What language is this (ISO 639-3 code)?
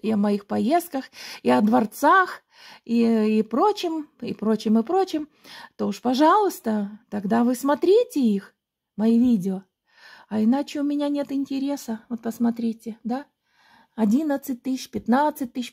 rus